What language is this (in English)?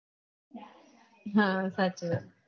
Gujarati